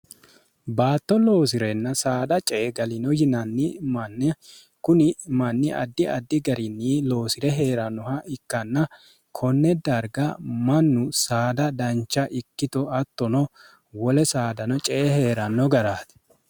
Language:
Sidamo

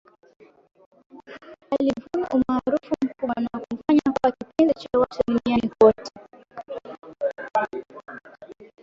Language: Swahili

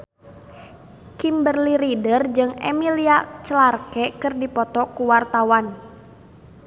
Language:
Sundanese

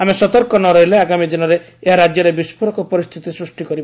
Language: Odia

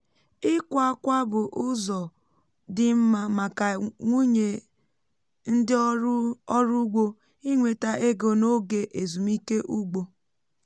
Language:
Igbo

